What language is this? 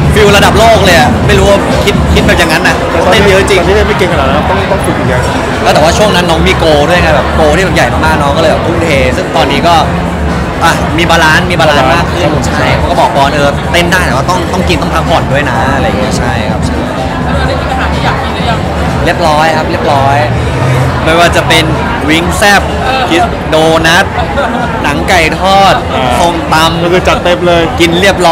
Thai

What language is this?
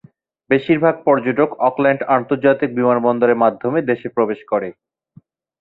Bangla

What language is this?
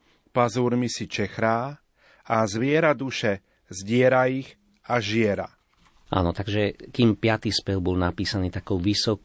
Slovak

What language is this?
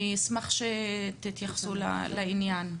Hebrew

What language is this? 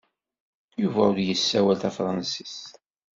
Kabyle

